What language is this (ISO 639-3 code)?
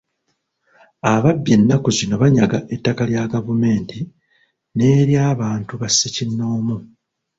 lug